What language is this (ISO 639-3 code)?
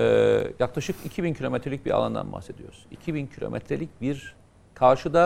tur